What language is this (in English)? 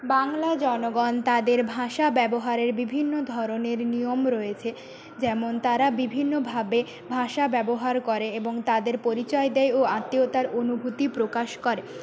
Bangla